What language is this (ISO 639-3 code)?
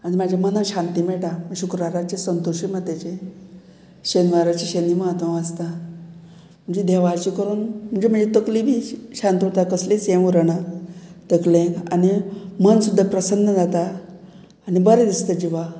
kok